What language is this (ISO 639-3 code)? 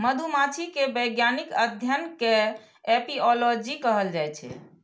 mai